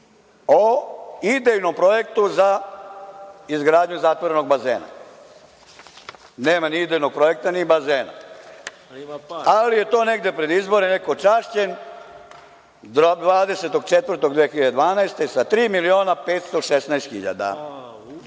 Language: Serbian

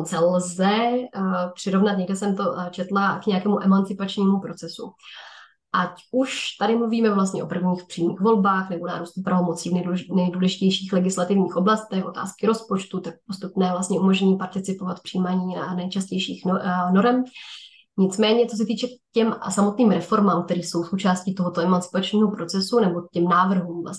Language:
Czech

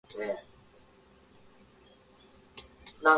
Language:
Japanese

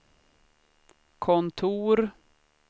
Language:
Swedish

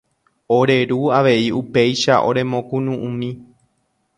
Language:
Guarani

